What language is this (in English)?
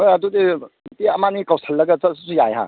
Manipuri